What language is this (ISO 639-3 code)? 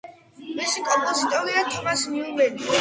kat